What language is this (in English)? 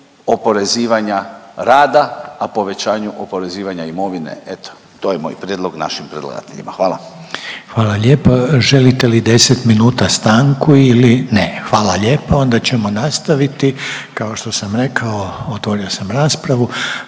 Croatian